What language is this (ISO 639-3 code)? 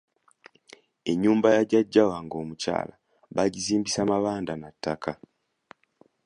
lug